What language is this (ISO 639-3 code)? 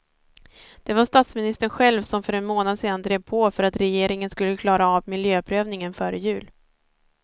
swe